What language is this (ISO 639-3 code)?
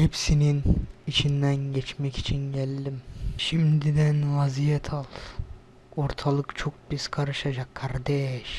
tur